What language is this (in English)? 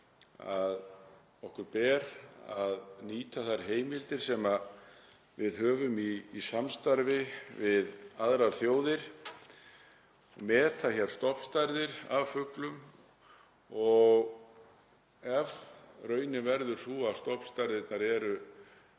Icelandic